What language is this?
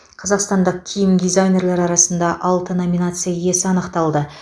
Kazakh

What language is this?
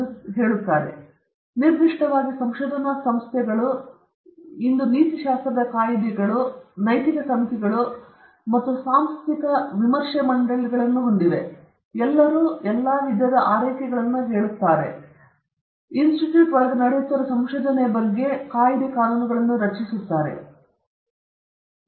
Kannada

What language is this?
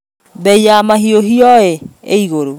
Kikuyu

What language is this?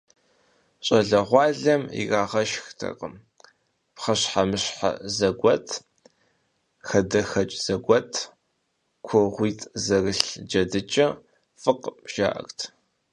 Kabardian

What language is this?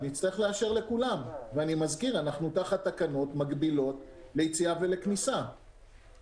Hebrew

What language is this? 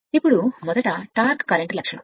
Telugu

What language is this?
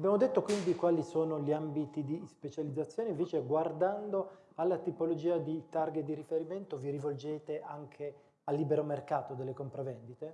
Italian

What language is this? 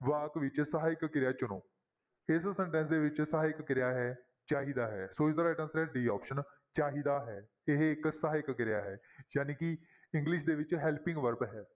Punjabi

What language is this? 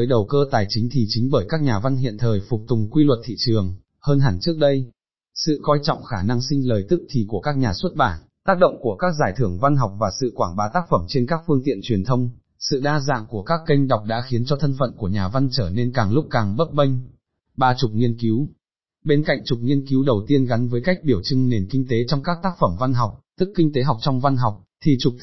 Vietnamese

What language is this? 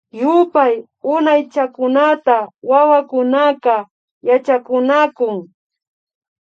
Imbabura Highland Quichua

